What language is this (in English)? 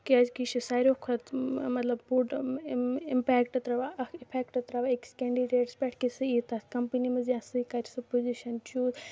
Kashmiri